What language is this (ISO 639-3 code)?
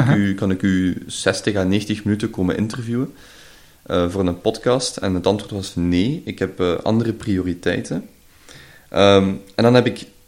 nld